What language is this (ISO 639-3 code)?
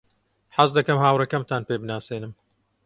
ckb